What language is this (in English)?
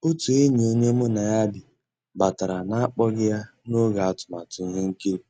Igbo